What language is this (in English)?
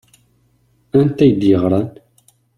Kabyle